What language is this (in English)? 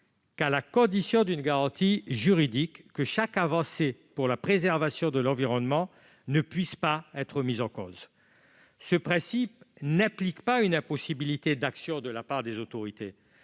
French